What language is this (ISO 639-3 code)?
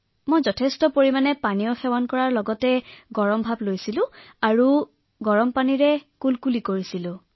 asm